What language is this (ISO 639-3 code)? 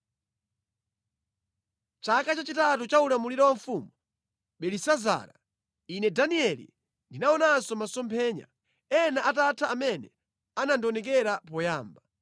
nya